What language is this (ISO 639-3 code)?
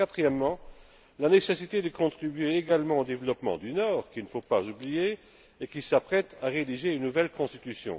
fra